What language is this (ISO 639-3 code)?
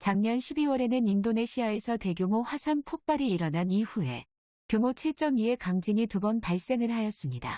kor